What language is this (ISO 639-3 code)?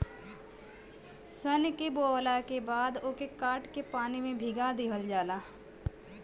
bho